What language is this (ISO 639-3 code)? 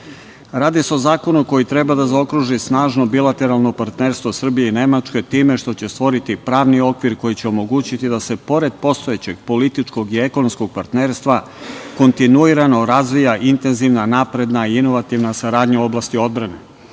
srp